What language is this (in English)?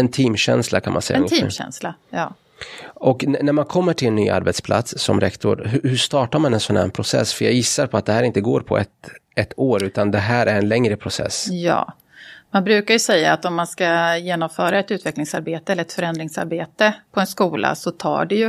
Swedish